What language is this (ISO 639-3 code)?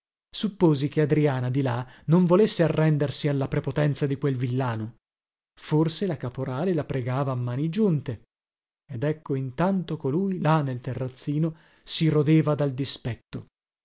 ita